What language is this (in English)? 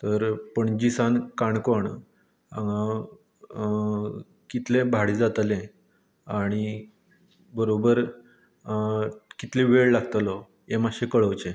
Konkani